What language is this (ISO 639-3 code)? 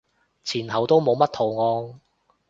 yue